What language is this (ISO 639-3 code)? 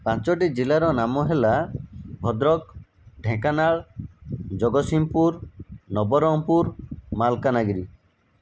ori